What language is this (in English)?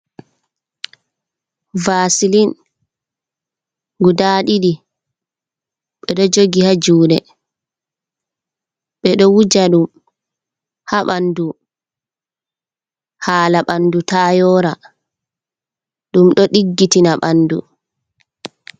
Fula